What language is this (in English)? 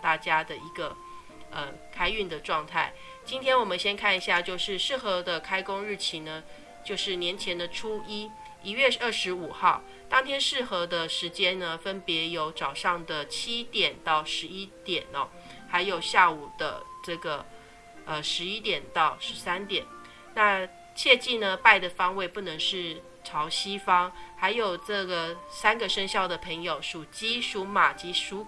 Chinese